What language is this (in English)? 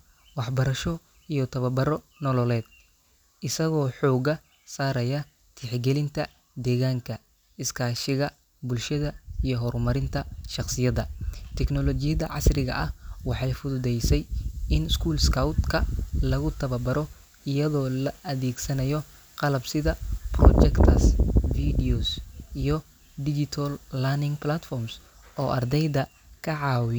Somali